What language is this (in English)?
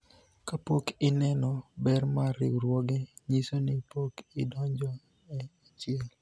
Luo (Kenya and Tanzania)